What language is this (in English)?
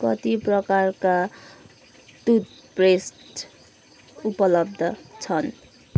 Nepali